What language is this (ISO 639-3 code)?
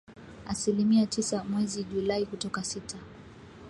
swa